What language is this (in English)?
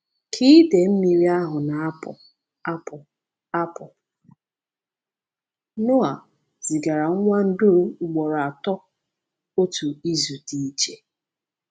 Igbo